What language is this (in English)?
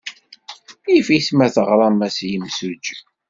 Kabyle